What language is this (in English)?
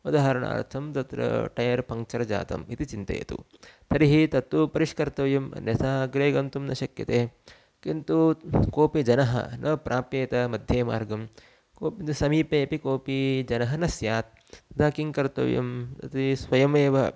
Sanskrit